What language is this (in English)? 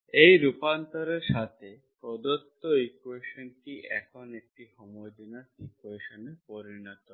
Bangla